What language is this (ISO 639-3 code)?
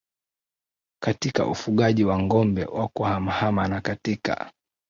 swa